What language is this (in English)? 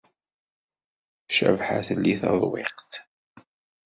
Kabyle